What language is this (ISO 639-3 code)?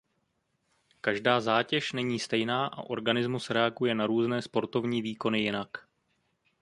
ces